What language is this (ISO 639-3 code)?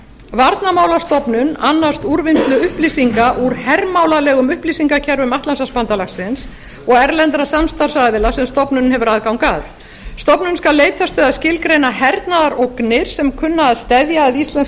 isl